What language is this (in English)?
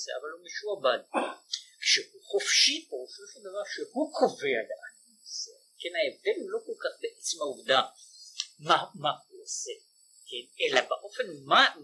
Hebrew